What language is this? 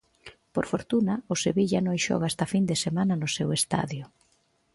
Galician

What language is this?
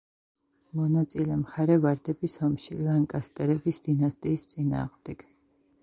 Georgian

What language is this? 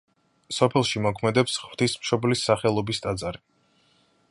Georgian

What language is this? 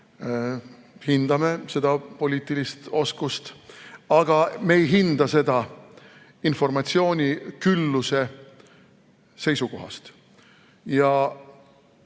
Estonian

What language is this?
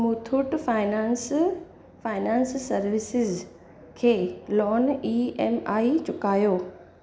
Sindhi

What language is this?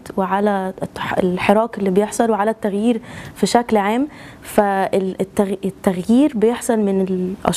Arabic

